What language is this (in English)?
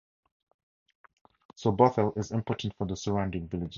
English